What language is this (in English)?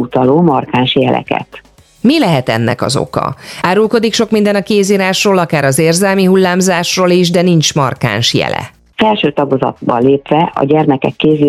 Hungarian